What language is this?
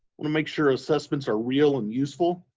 English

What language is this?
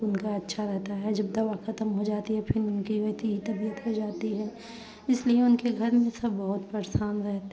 Hindi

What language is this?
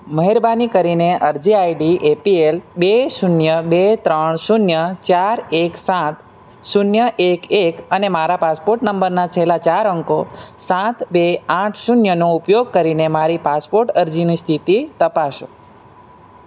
Gujarati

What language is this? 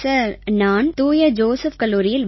Tamil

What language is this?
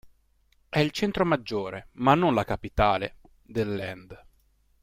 Italian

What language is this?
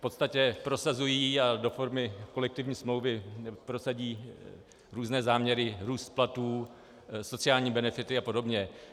Czech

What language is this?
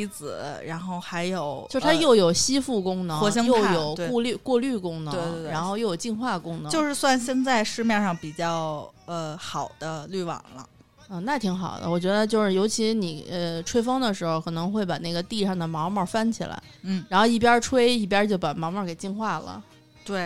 Chinese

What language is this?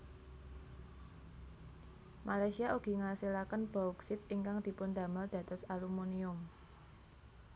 Javanese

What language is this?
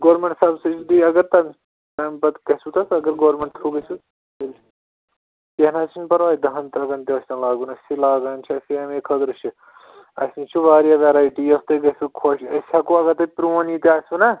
Kashmiri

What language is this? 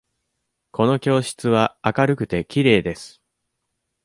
Japanese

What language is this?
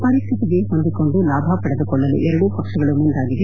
Kannada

